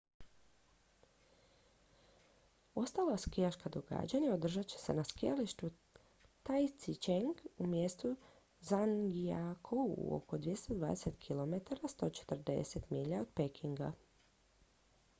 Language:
Croatian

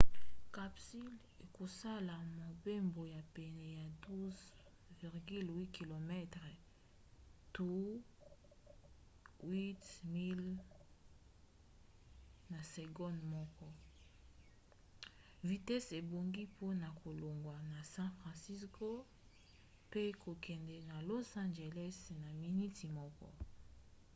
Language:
Lingala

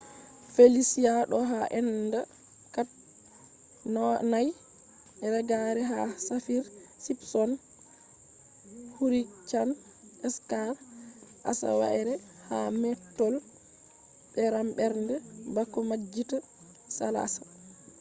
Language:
Fula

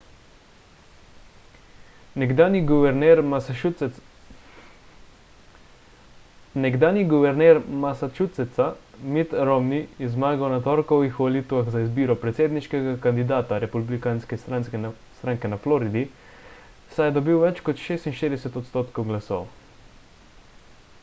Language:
Slovenian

